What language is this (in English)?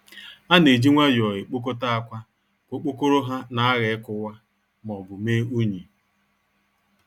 Igbo